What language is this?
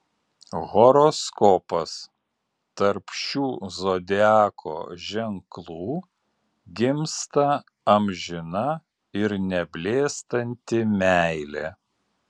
Lithuanian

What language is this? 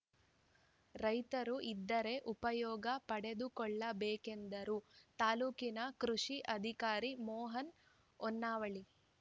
Kannada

